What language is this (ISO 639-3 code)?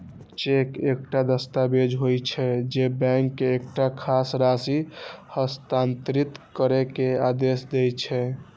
mai